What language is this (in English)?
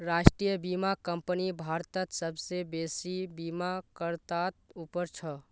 Magahi